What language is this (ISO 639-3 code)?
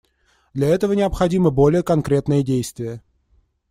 rus